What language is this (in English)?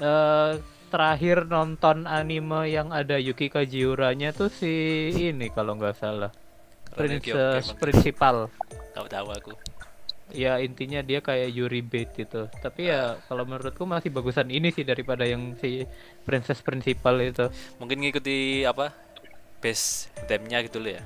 Indonesian